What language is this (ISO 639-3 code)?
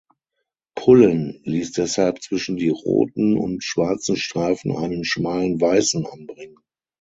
deu